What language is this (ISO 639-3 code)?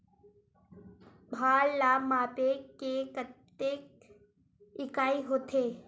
hne